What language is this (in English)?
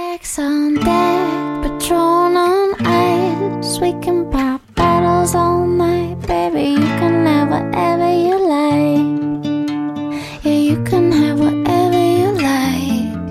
Chinese